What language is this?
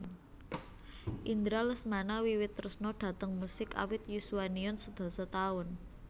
Javanese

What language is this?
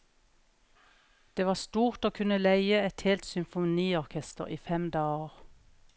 Norwegian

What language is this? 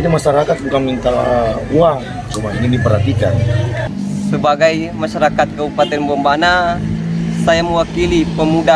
Indonesian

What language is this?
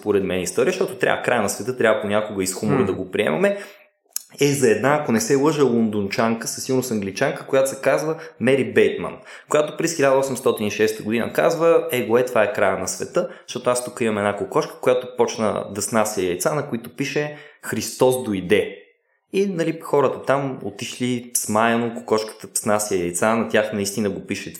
Bulgarian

